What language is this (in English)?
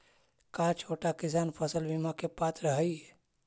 Magahi